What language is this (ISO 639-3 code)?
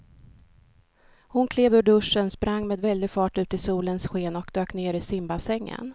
swe